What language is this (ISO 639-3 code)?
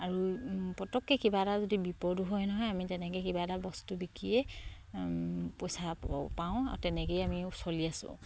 asm